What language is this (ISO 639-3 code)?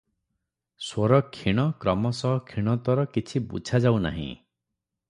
ori